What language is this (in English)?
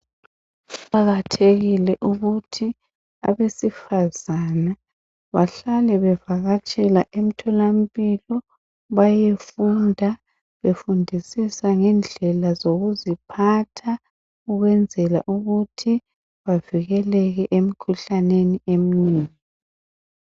North Ndebele